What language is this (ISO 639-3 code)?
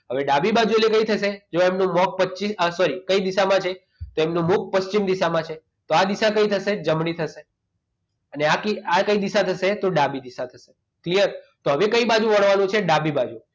guj